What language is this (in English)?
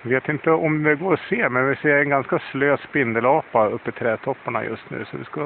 Swedish